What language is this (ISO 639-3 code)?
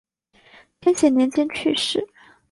zho